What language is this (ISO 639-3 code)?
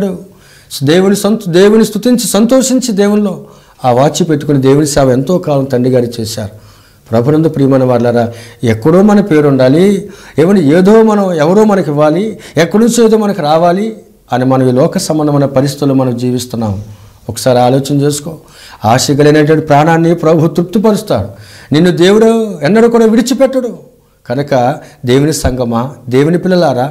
hin